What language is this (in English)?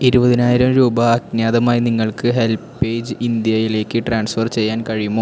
Malayalam